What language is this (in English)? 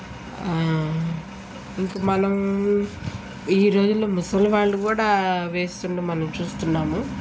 Telugu